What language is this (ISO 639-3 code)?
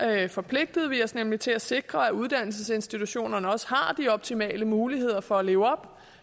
dan